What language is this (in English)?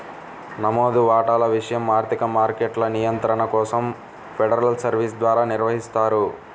Telugu